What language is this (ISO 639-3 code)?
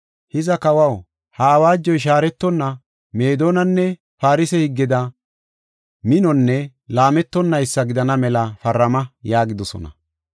gof